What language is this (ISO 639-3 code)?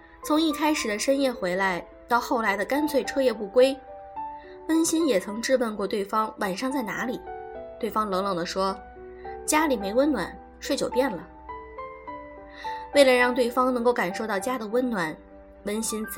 zho